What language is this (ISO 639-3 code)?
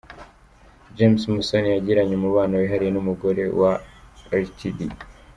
kin